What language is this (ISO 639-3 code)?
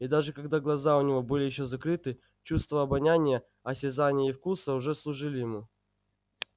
rus